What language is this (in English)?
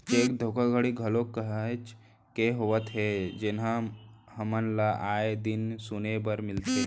Chhattisgarhi